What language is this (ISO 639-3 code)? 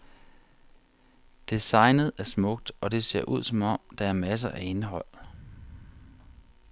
dan